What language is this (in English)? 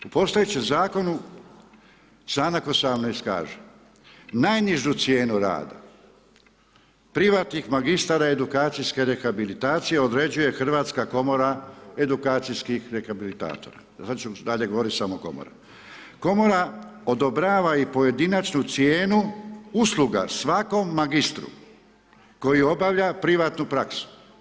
Croatian